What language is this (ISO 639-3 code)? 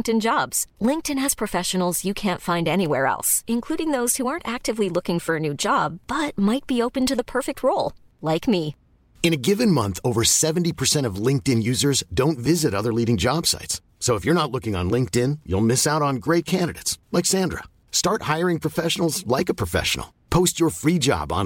fra